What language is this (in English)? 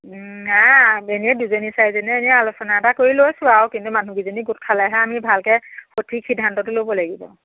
Assamese